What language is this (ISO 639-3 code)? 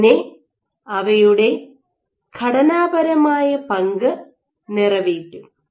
mal